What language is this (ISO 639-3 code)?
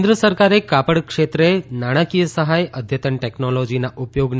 guj